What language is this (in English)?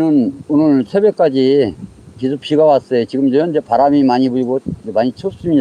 Korean